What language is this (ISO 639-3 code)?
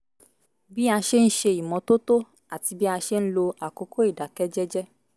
yor